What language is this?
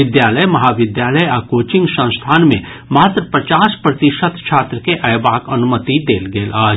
Maithili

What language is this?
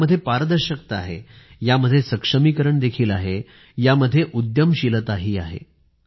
Marathi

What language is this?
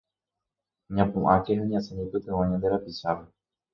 Guarani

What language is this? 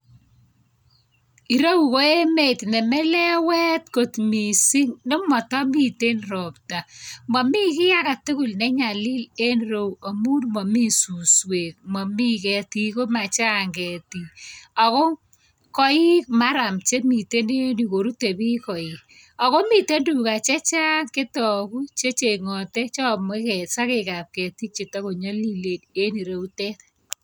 Kalenjin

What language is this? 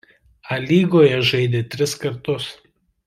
Lithuanian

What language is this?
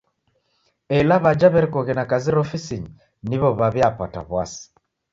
Taita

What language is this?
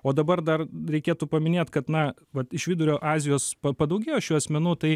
Lithuanian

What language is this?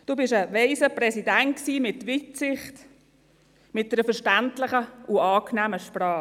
Swiss German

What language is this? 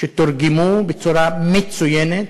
Hebrew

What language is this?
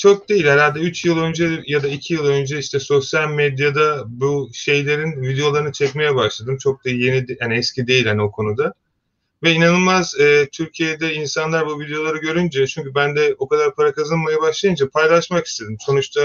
Turkish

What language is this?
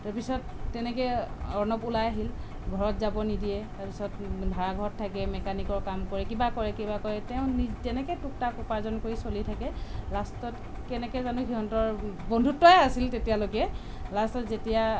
Assamese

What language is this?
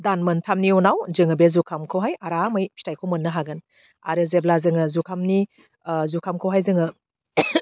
Bodo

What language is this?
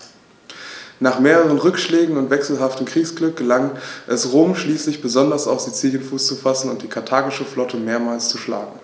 German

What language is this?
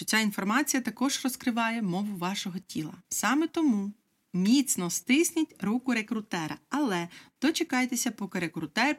Ukrainian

